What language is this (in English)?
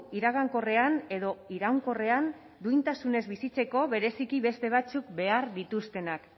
Basque